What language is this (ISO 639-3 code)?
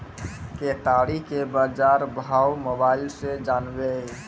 mai